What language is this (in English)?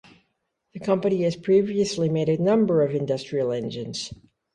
English